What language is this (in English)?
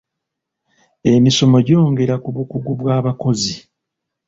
Ganda